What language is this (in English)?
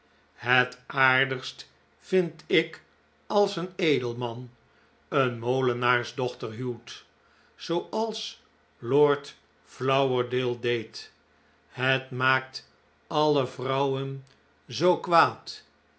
Dutch